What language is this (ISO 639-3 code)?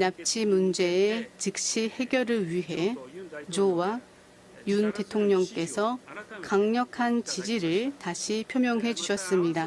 kor